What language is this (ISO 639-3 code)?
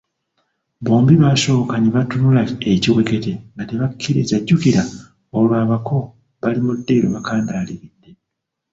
lug